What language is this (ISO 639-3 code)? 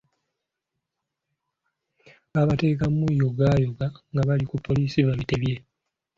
lug